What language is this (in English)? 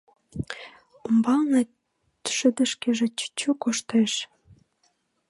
Mari